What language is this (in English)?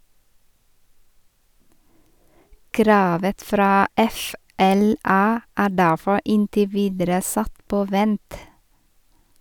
Norwegian